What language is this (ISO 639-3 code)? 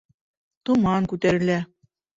bak